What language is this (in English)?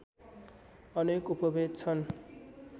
Nepali